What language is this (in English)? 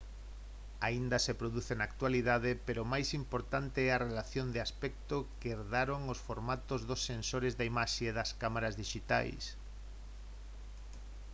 Galician